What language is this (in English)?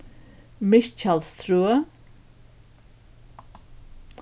Faroese